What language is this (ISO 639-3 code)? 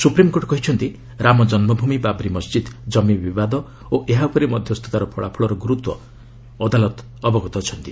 ori